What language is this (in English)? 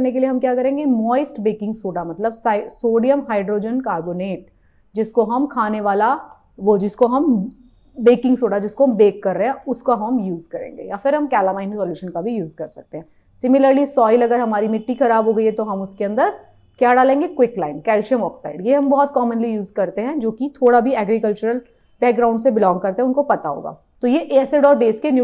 Hindi